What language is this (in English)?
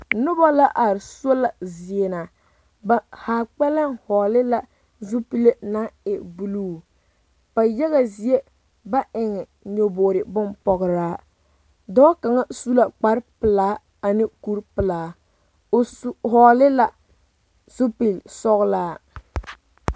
Southern Dagaare